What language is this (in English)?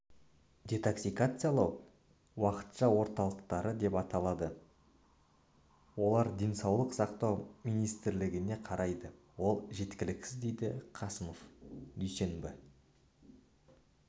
Kazakh